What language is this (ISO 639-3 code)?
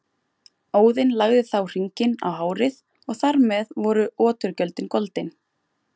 isl